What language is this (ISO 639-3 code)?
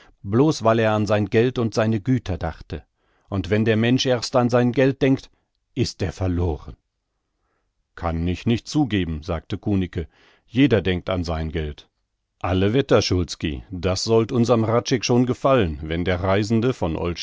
deu